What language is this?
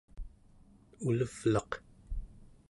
Central Yupik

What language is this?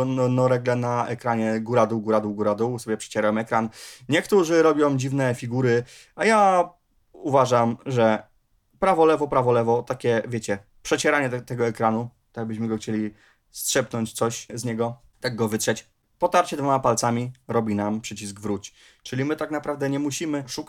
Polish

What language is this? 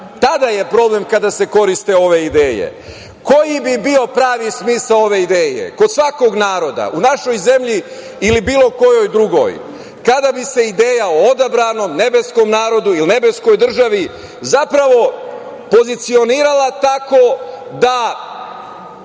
Serbian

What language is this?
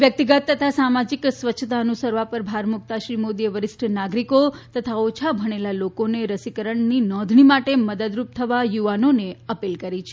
Gujarati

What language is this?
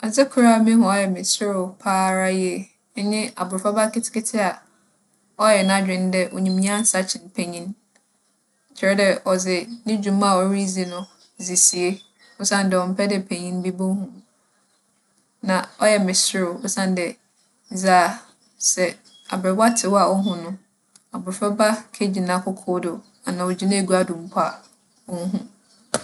Akan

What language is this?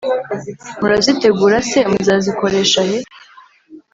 Kinyarwanda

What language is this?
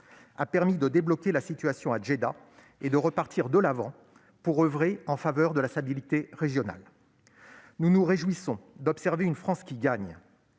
French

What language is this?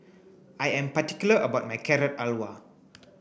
English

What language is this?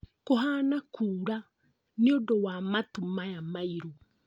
Kikuyu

